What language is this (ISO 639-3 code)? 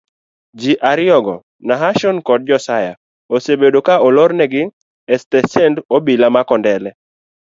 luo